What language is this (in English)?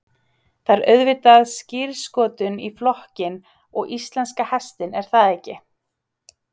Icelandic